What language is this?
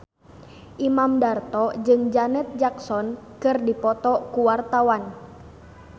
Sundanese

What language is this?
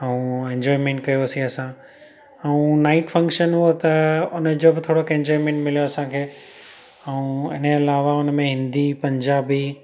Sindhi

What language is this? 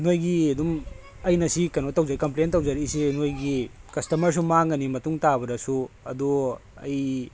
Manipuri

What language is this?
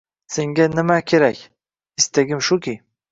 Uzbek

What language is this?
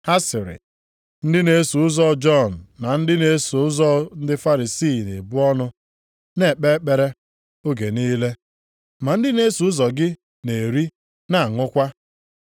Igbo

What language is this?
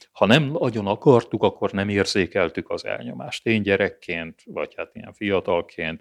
Hungarian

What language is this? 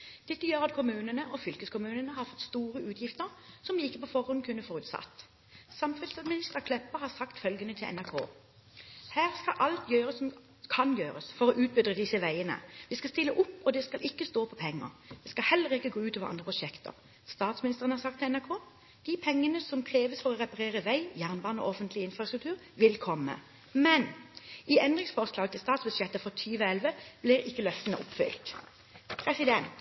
Norwegian Bokmål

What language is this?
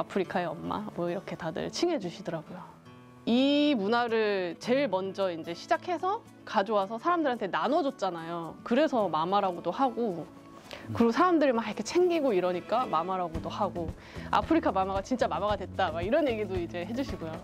Korean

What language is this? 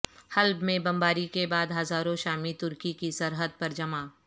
Urdu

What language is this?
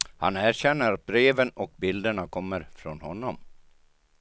Swedish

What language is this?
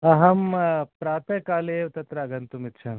Sanskrit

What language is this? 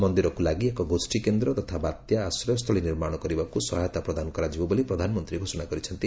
Odia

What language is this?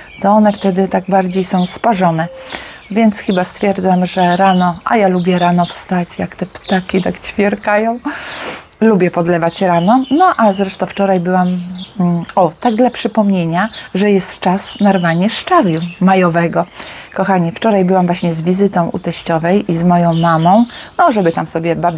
Polish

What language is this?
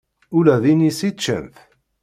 Kabyle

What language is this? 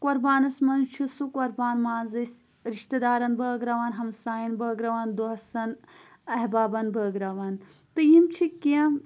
Kashmiri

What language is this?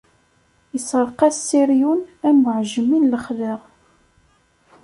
Kabyle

